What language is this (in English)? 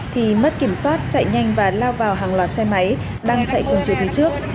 Vietnamese